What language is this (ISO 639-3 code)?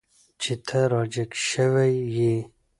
pus